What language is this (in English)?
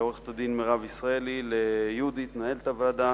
Hebrew